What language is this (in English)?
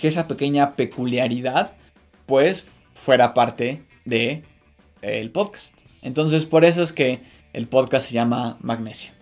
Spanish